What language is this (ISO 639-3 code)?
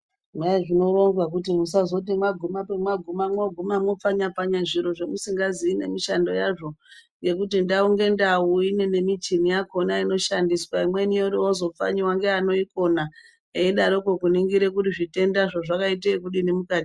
ndc